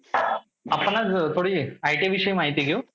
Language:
Marathi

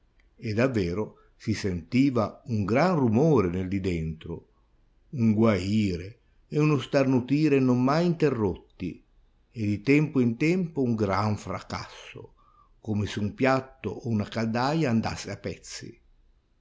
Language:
Italian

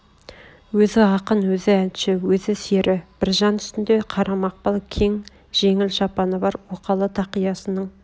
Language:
Kazakh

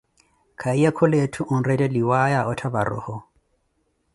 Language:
Koti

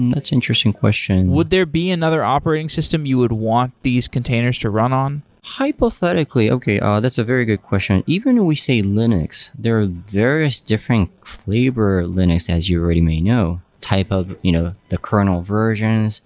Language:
English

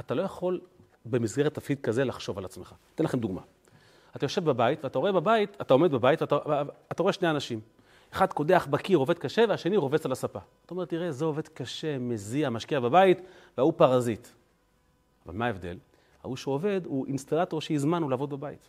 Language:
Hebrew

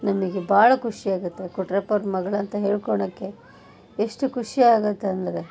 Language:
Kannada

